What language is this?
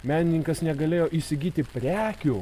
Lithuanian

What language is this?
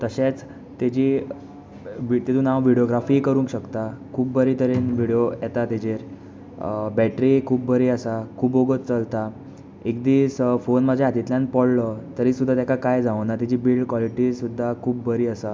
Konkani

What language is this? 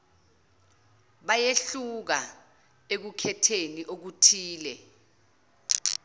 Zulu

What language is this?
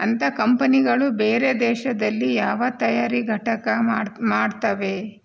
Kannada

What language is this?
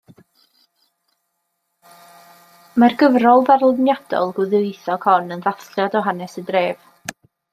Welsh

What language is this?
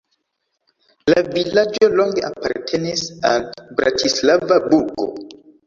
Esperanto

